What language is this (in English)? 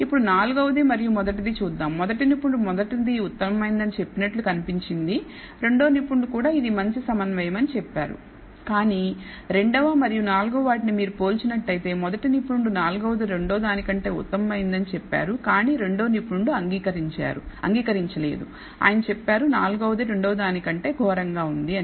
Telugu